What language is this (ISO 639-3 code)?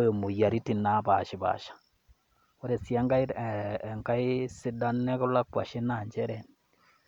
mas